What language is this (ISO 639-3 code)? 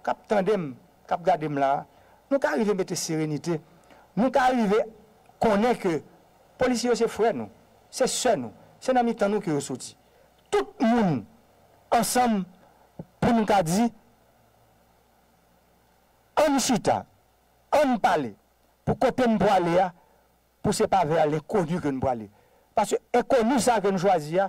fra